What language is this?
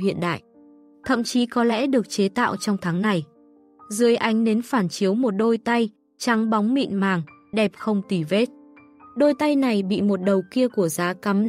Vietnamese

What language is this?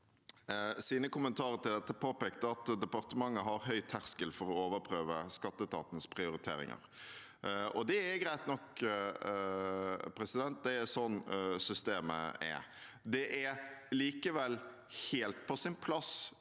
Norwegian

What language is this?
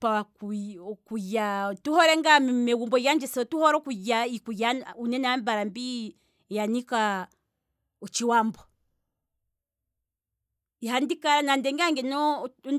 Kwambi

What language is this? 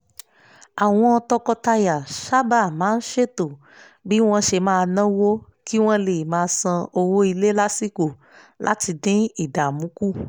Yoruba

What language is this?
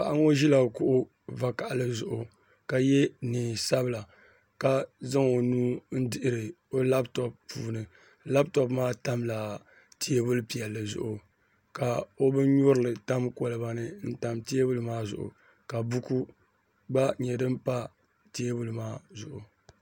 Dagbani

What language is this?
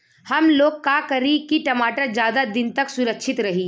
Bhojpuri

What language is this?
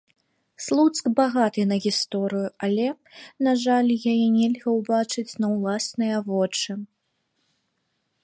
Belarusian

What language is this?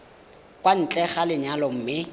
Tswana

